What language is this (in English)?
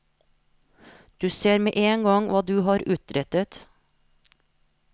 Norwegian